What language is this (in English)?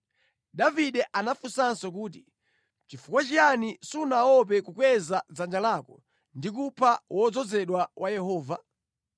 Nyanja